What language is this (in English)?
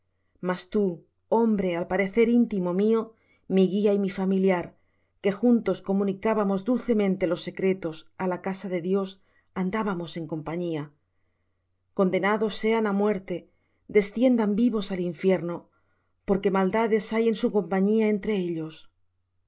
Spanish